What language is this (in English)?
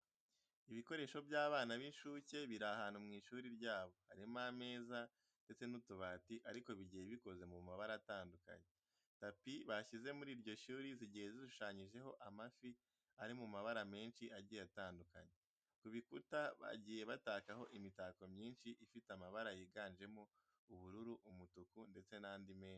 Kinyarwanda